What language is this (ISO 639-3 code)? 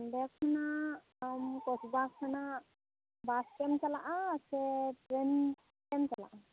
sat